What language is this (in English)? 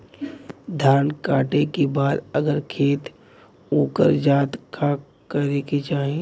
Bhojpuri